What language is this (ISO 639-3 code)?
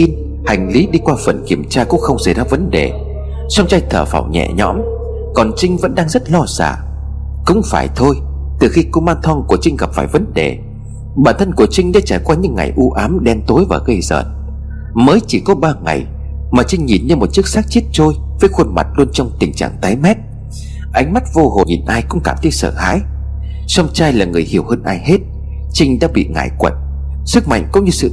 vie